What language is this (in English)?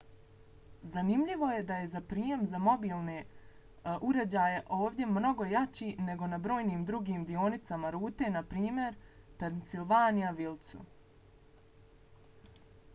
Bosnian